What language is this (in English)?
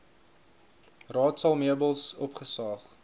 Afrikaans